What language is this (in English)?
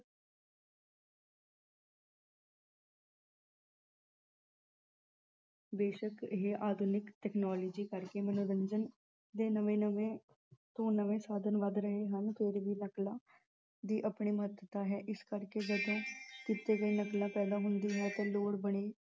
Punjabi